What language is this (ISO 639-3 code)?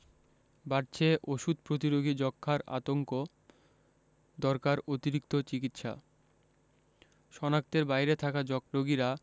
ben